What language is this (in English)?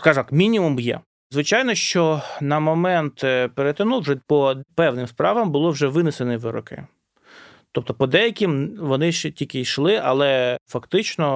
Ukrainian